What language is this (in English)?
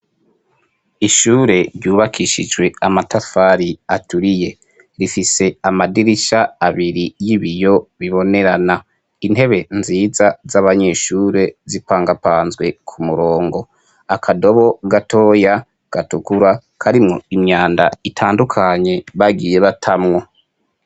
Rundi